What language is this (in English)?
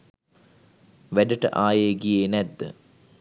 Sinhala